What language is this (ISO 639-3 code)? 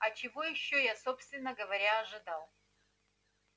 rus